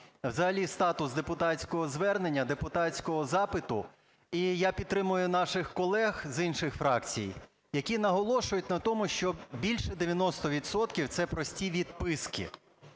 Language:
Ukrainian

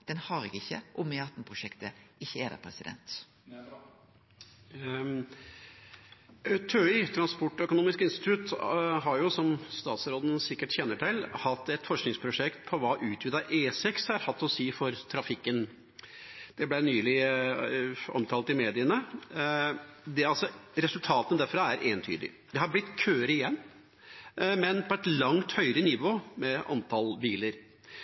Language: Norwegian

